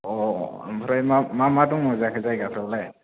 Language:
Bodo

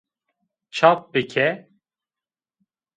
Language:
Zaza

